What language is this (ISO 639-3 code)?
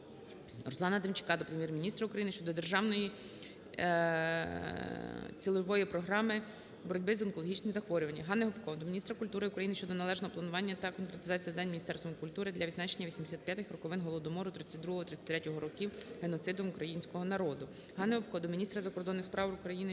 ukr